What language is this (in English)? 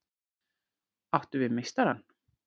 Icelandic